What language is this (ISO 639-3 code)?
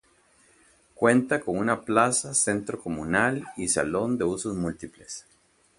spa